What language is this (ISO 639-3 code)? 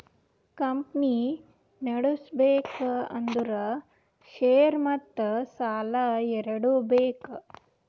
kan